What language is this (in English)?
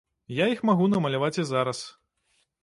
Belarusian